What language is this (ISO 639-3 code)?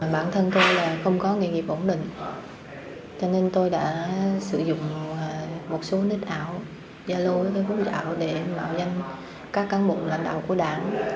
vie